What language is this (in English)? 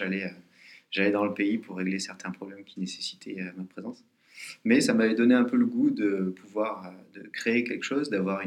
French